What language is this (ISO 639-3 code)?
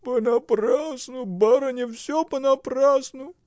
rus